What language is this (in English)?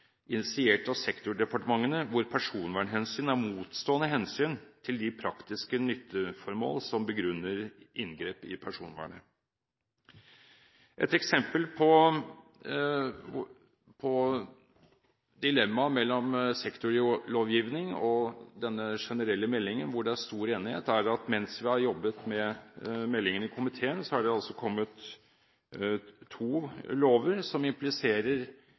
Norwegian Bokmål